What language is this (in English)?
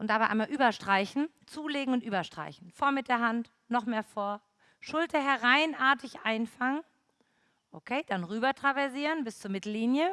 German